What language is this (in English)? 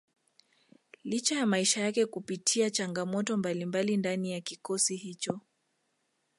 Swahili